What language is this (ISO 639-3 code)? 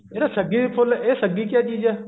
pan